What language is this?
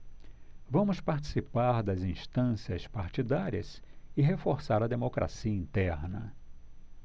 Portuguese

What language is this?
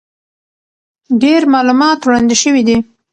Pashto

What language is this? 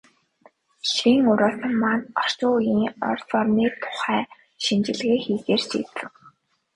Mongolian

